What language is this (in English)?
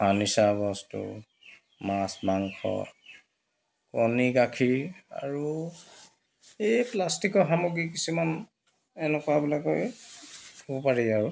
Assamese